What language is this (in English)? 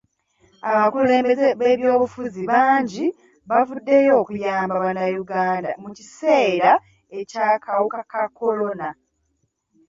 Ganda